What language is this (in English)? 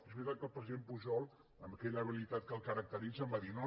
Catalan